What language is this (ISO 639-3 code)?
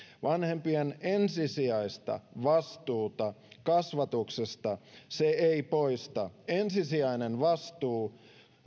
fin